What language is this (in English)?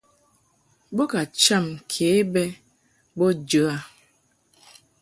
Mungaka